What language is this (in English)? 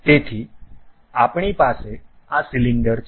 Gujarati